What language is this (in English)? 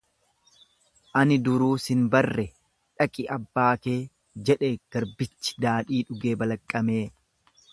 Oromo